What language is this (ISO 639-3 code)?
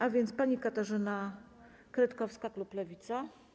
pol